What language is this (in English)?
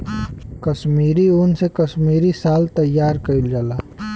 Bhojpuri